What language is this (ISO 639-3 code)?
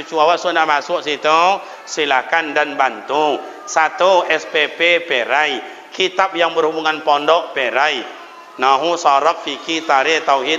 msa